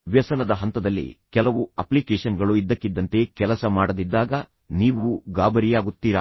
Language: Kannada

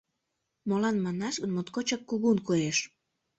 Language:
Mari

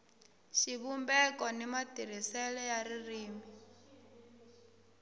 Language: Tsonga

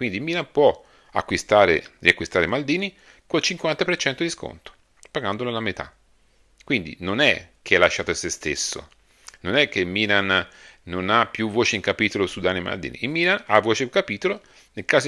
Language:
Italian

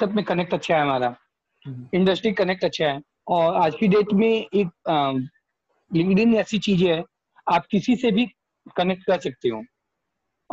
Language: Hindi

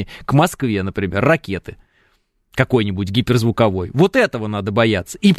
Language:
Russian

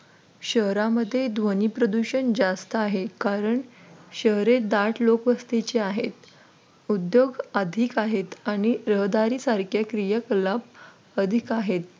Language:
Marathi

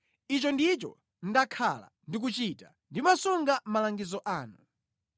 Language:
Nyanja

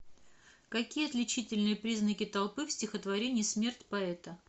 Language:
Russian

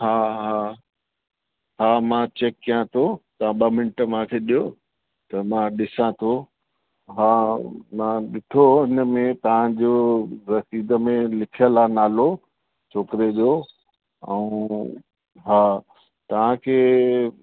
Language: Sindhi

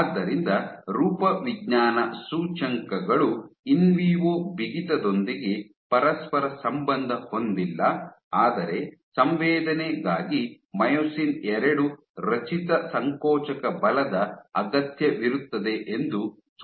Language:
Kannada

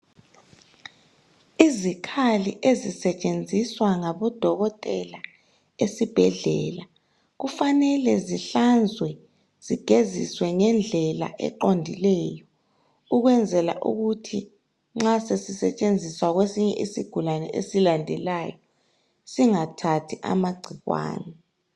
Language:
North Ndebele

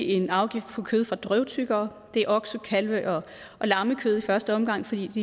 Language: Danish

